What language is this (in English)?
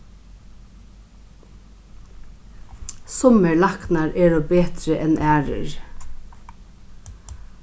Faroese